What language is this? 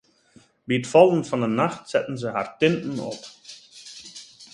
Western Frisian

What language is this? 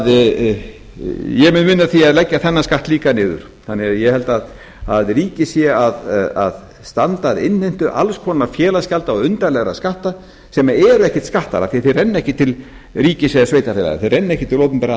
Icelandic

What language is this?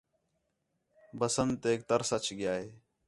Khetrani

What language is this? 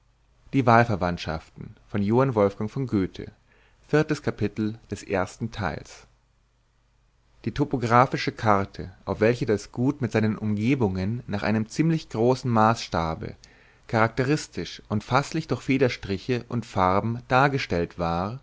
German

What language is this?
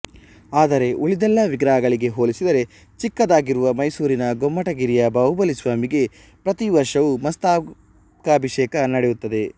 Kannada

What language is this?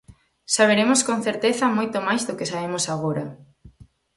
Galician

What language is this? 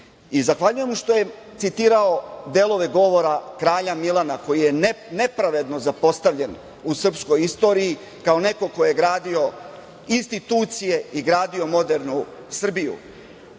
Serbian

